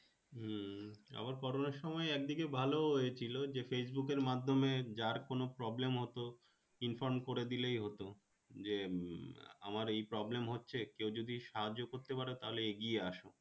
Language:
Bangla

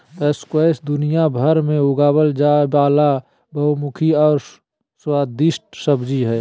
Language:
Magahi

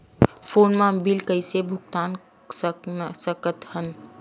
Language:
Chhattisgarhi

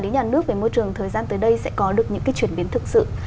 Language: Vietnamese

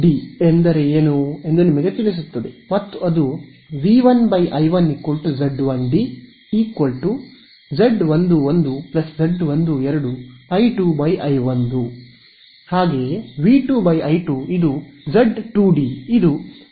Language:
Kannada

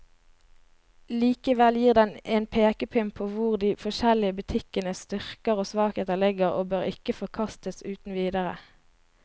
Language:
Norwegian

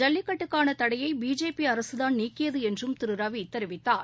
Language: Tamil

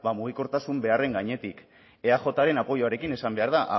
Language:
Basque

